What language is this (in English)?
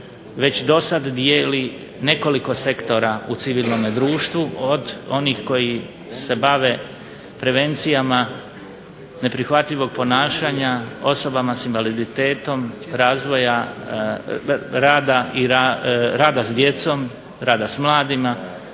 Croatian